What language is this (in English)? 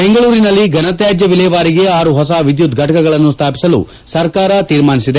Kannada